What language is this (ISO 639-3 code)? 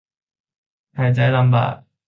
tha